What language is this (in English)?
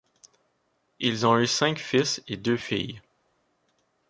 French